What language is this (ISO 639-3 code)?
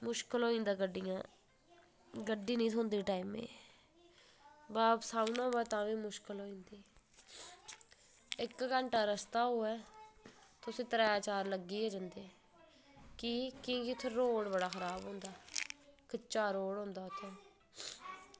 doi